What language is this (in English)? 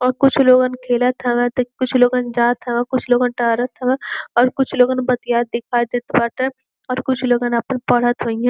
Bhojpuri